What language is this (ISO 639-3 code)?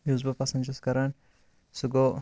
kas